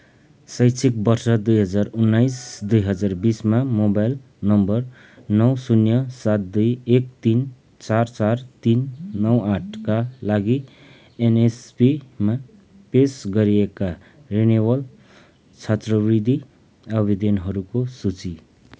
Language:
Nepali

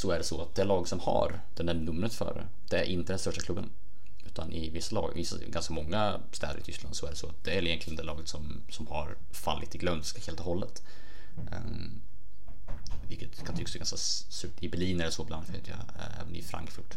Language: Swedish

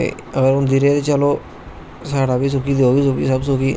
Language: Dogri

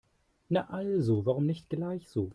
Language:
German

